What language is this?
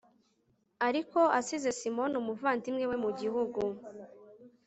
Kinyarwanda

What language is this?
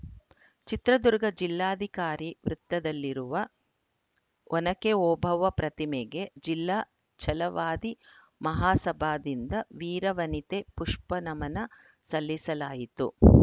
Kannada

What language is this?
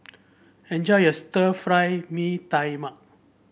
English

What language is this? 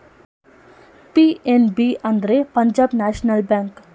Kannada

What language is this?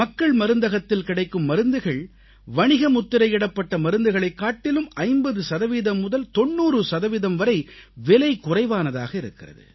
Tamil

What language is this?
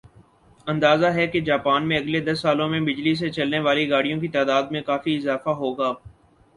Urdu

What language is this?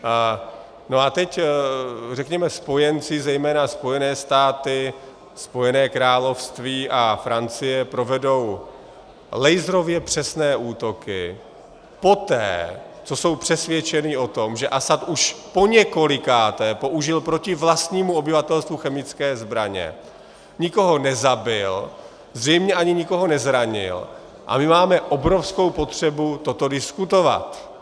Czech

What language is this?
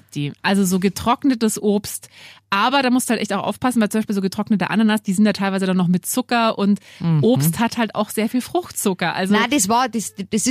German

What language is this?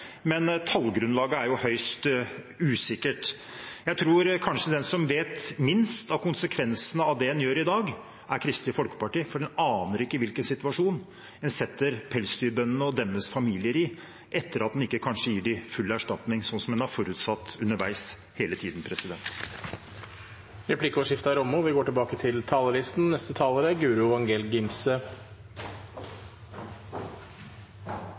Norwegian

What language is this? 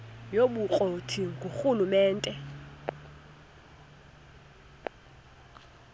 Xhosa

